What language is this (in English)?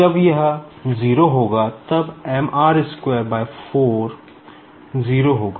Hindi